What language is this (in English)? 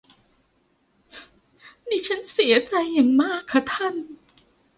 Thai